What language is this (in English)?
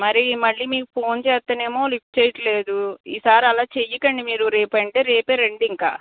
Telugu